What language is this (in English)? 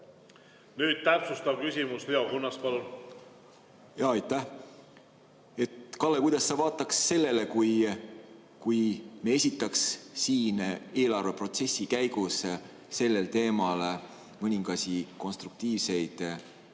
Estonian